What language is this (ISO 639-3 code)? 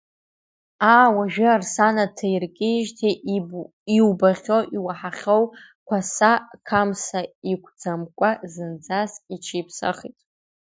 abk